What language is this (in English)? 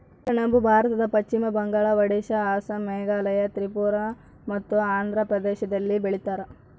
Kannada